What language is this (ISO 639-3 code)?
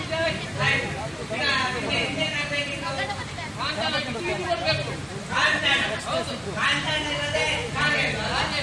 kan